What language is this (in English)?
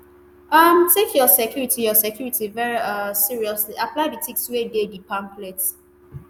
Nigerian Pidgin